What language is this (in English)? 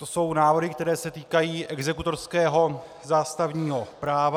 Czech